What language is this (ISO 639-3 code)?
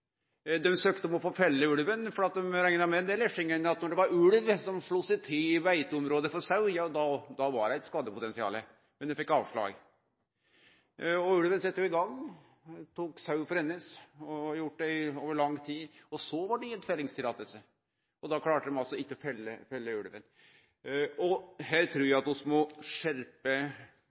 nno